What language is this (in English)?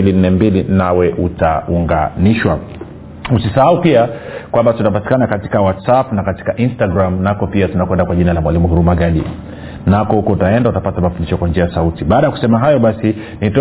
Swahili